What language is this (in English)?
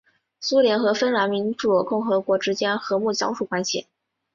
Chinese